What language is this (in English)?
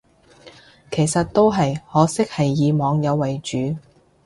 Cantonese